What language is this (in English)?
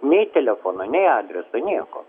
Lithuanian